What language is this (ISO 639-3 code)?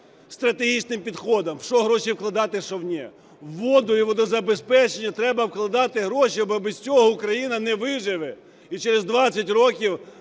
ukr